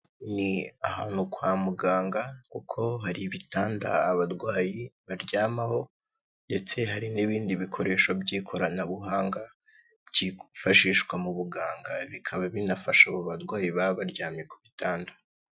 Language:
Kinyarwanda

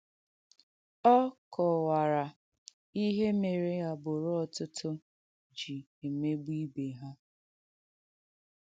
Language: Igbo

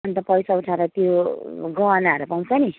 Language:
Nepali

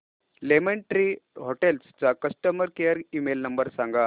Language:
Marathi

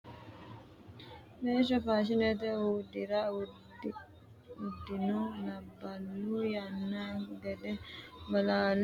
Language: Sidamo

